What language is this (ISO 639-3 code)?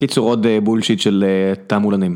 heb